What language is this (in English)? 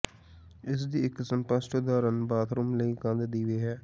Punjabi